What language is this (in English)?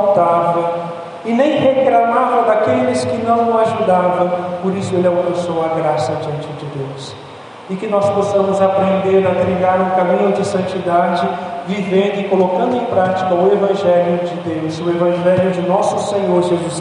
Portuguese